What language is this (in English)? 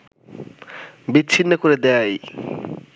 Bangla